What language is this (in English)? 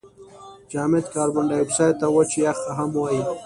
Pashto